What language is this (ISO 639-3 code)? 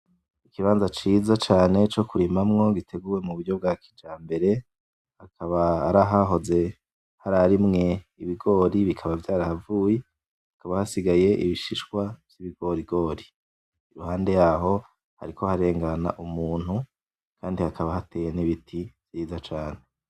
run